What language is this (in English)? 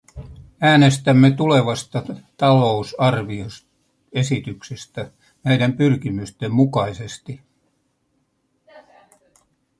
Finnish